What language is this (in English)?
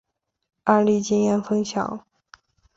Chinese